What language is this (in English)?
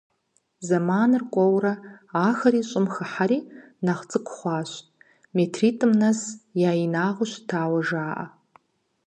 Kabardian